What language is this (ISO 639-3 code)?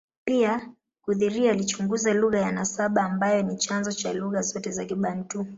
swa